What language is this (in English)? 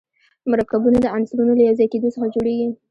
Pashto